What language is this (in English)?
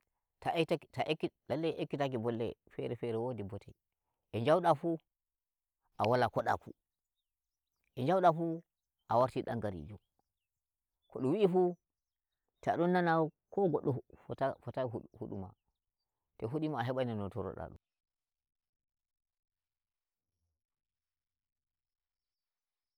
Nigerian Fulfulde